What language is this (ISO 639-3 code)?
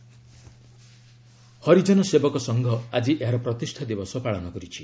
ori